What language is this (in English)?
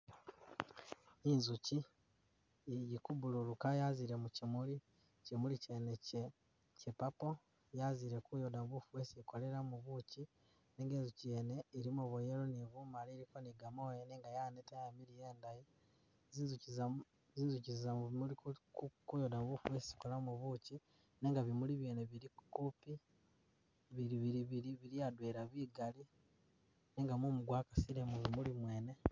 Masaaba